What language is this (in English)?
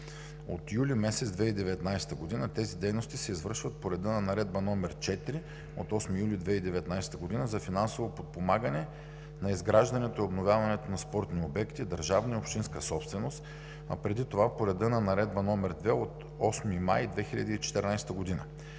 Bulgarian